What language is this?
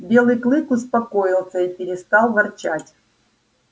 Russian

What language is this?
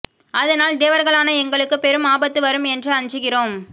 Tamil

